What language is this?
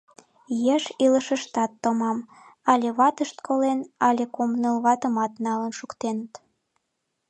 Mari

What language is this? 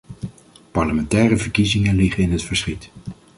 Dutch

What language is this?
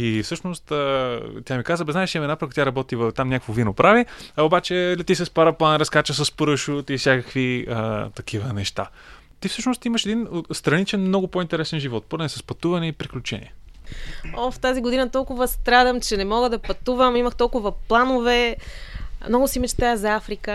Bulgarian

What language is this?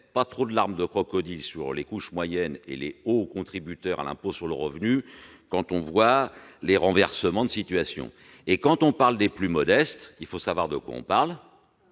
French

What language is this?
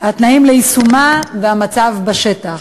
Hebrew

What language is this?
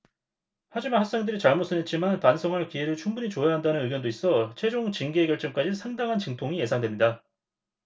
Korean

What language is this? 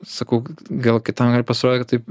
Lithuanian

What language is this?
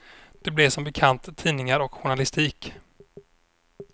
Swedish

